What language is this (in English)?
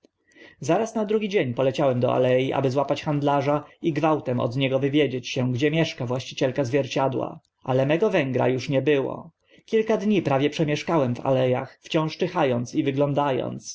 Polish